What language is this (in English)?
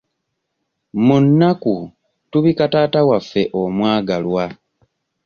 Ganda